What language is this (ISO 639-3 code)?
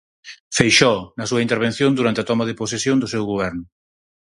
glg